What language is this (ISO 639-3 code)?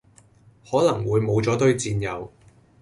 yue